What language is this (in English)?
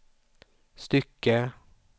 Swedish